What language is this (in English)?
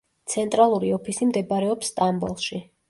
Georgian